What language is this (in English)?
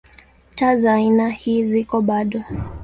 Swahili